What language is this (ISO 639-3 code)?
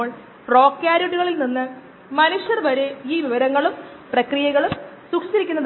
mal